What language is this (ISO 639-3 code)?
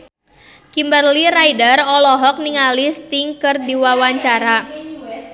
sun